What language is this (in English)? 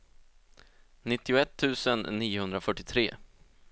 Swedish